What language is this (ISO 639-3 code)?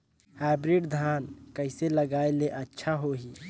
hne